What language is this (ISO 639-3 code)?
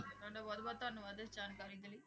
pan